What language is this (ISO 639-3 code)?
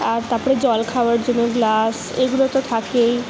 ben